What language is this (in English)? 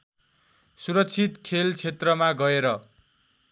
Nepali